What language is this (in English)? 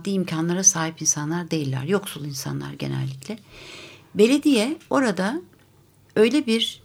Turkish